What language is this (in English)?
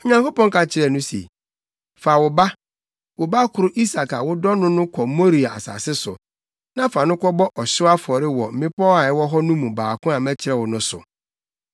Akan